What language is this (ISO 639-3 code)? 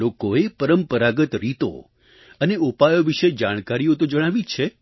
guj